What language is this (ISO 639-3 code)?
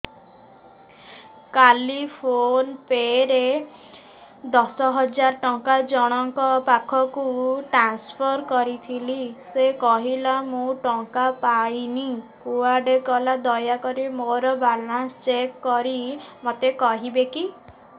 ori